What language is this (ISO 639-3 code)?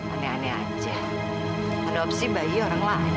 ind